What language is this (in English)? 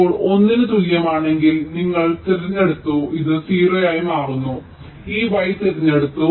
Malayalam